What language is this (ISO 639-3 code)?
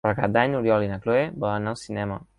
cat